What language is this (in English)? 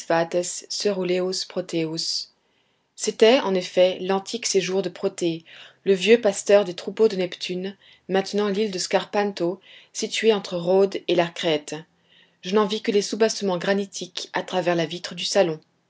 French